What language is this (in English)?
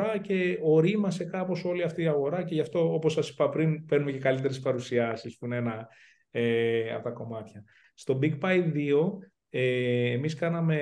Greek